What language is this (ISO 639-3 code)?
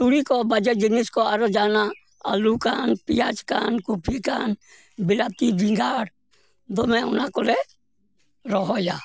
sat